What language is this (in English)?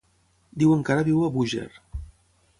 Catalan